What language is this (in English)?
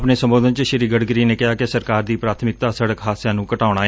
Punjabi